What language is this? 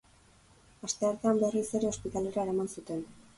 Basque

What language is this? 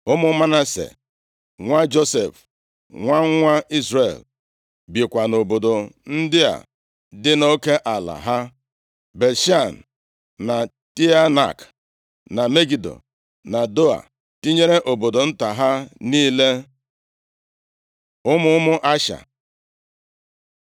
Igbo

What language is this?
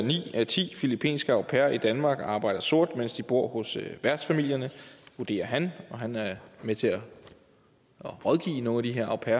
Danish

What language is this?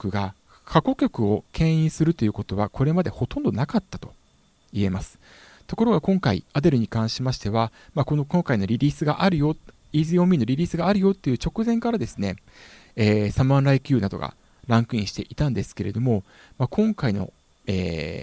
Japanese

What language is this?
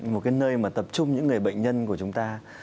Vietnamese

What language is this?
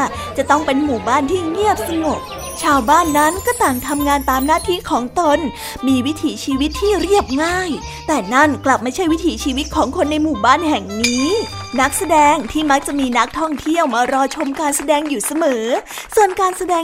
Thai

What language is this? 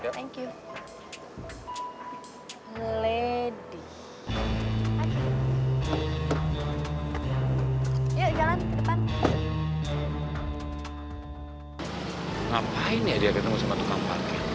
Indonesian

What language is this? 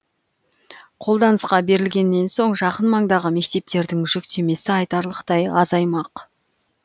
Kazakh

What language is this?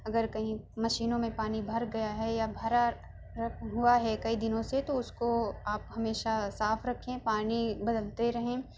Urdu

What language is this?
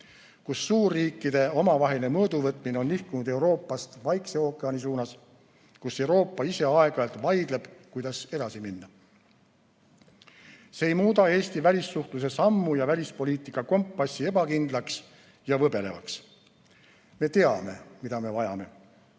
Estonian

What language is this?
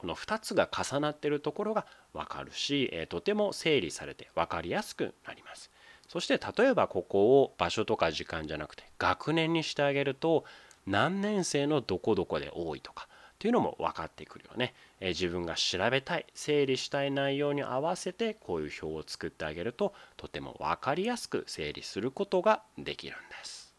Japanese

